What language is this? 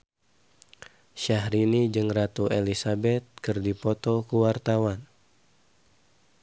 Sundanese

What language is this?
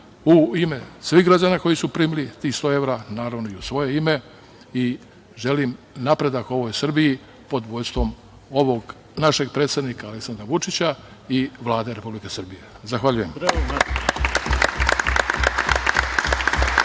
Serbian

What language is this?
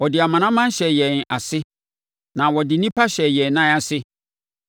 Akan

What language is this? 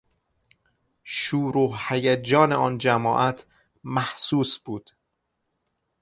Persian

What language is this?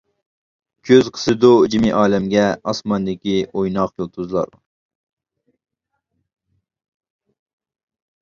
Uyghur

